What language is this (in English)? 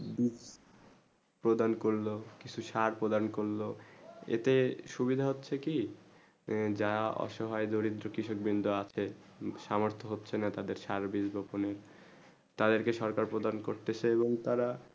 Bangla